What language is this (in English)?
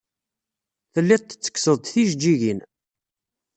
Kabyle